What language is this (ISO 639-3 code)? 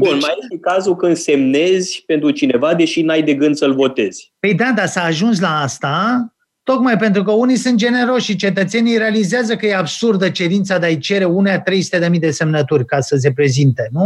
ron